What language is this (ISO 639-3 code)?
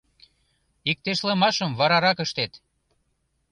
chm